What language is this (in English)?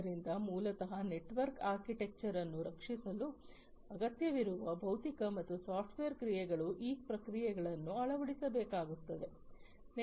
Kannada